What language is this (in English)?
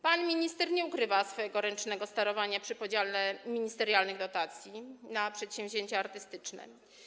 Polish